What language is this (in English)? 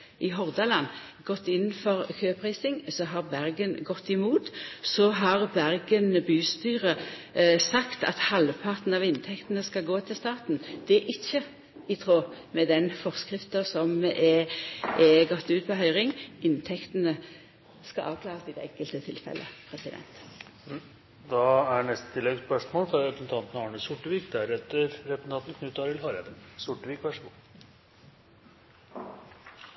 Norwegian